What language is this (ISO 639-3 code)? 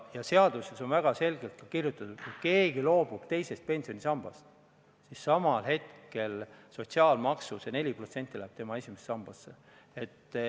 est